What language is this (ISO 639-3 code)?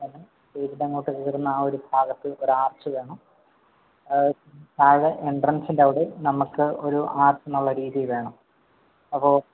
mal